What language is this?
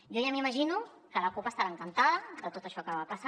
Catalan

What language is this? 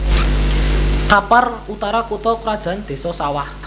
Javanese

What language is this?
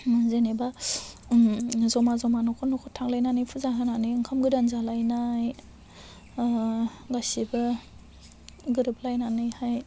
Bodo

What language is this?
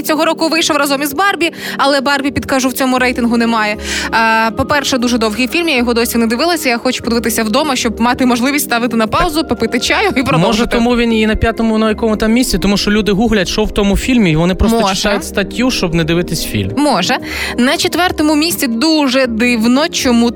Ukrainian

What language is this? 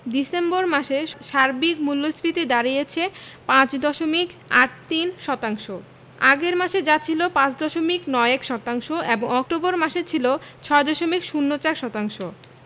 Bangla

